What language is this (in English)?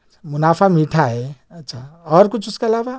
Urdu